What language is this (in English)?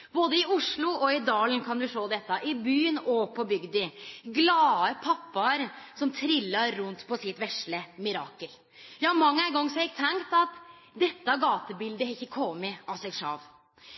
Norwegian Nynorsk